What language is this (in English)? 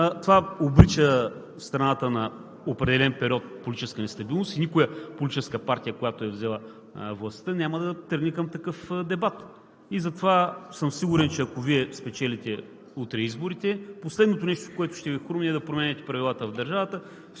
Bulgarian